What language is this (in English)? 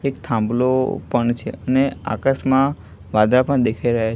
Gujarati